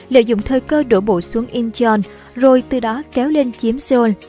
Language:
Vietnamese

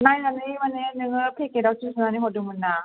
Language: Bodo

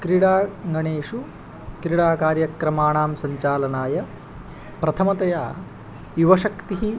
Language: Sanskrit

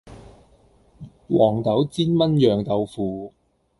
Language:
Cantonese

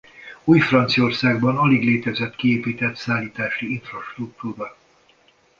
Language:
Hungarian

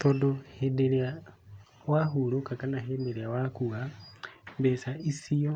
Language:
Kikuyu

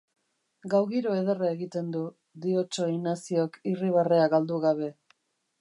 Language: Basque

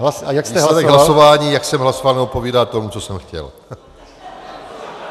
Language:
Czech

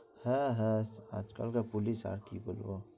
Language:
Bangla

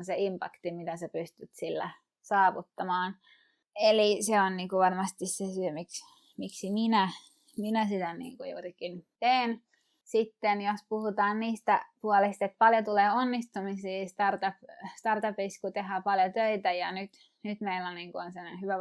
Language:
Finnish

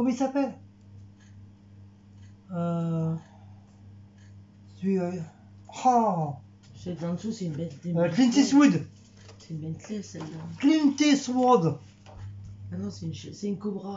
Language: French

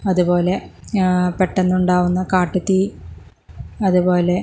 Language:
Malayalam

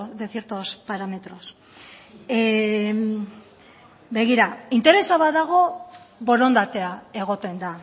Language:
Basque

